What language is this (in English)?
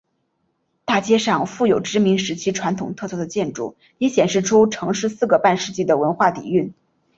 Chinese